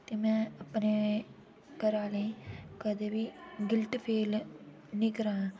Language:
Dogri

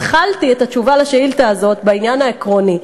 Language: Hebrew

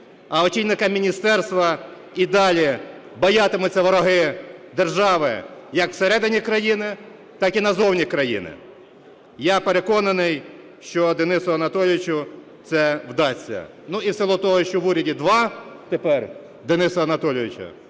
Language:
Ukrainian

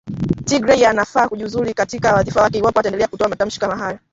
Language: Swahili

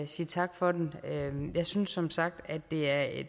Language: Danish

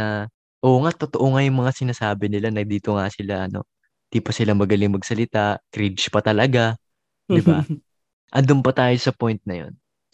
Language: Filipino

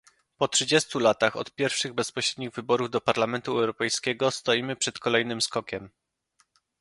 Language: Polish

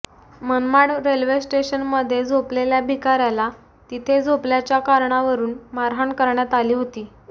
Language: Marathi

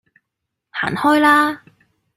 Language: Cantonese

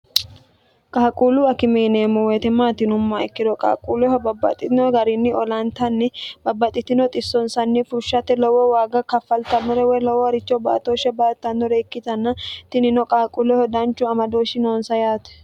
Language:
Sidamo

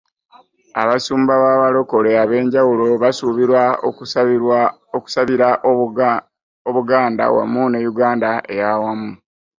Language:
Ganda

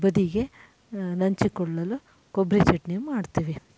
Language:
Kannada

